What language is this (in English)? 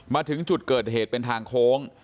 Thai